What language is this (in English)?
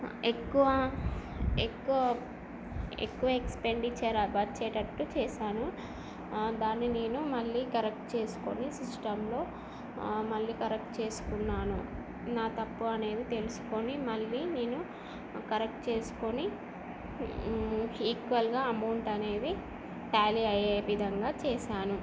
Telugu